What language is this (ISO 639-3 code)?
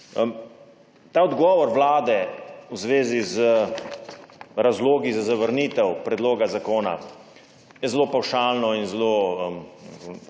slv